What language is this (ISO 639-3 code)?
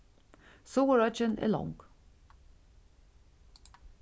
fao